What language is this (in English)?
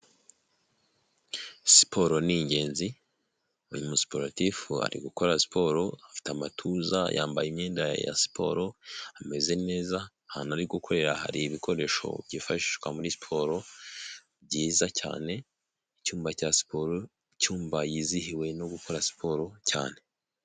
Kinyarwanda